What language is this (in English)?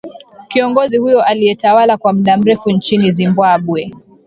Swahili